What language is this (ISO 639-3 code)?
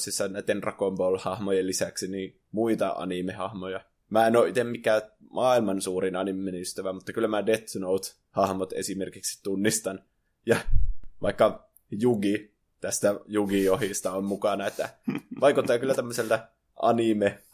fin